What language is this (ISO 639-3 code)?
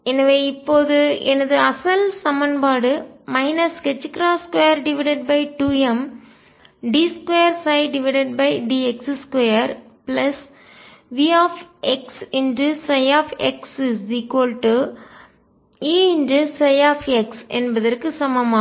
tam